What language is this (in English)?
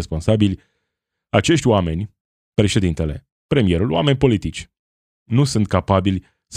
Romanian